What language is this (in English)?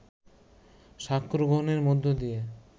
Bangla